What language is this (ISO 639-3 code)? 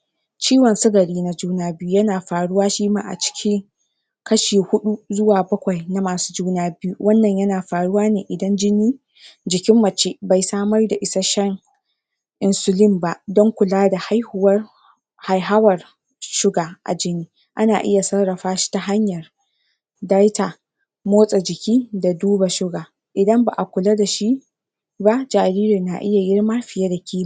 hau